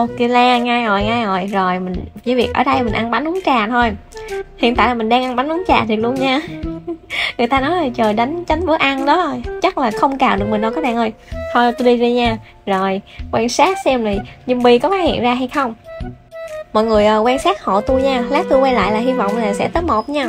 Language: Vietnamese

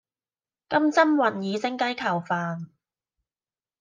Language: Cantonese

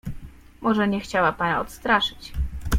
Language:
Polish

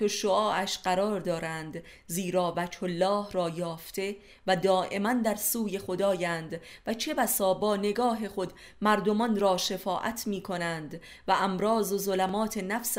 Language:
Persian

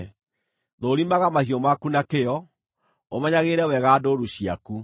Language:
Kikuyu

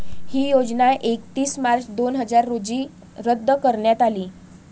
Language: Marathi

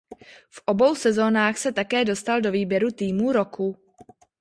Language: Czech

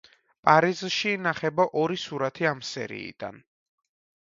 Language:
Georgian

